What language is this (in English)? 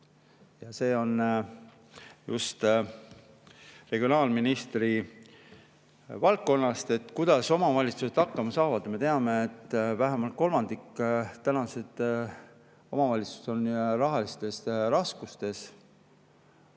Estonian